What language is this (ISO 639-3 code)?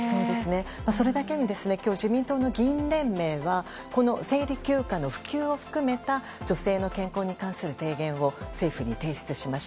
jpn